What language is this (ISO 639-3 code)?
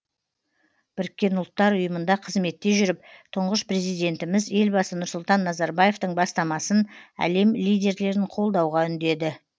kaz